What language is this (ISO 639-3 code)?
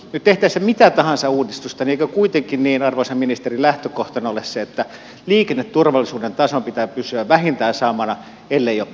fin